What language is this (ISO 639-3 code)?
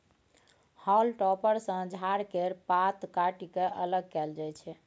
mai